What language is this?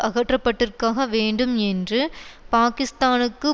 Tamil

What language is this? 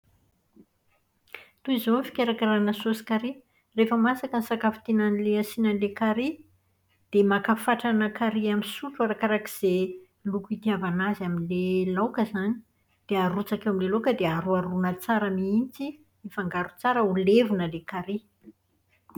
Malagasy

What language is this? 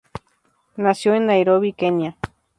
Spanish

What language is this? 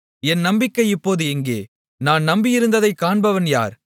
Tamil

